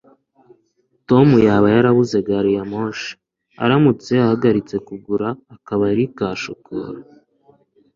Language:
Kinyarwanda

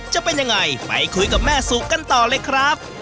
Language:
Thai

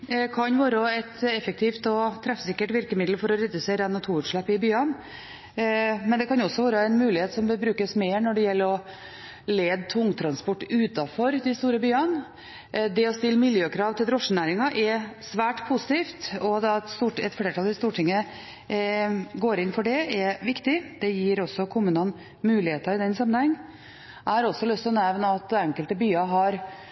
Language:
Norwegian Bokmål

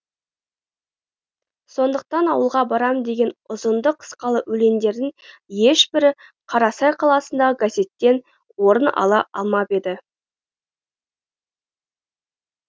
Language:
Kazakh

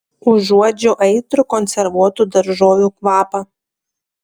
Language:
Lithuanian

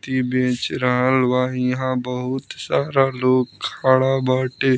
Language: Bhojpuri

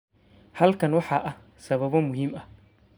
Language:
Somali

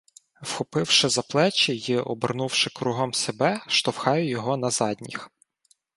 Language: Ukrainian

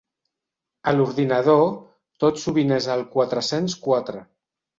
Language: Catalan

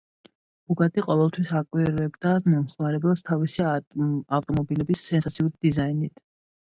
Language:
Georgian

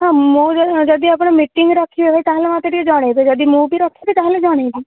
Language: Odia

